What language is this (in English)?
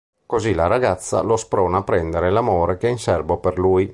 Italian